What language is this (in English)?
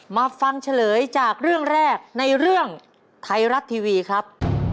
Thai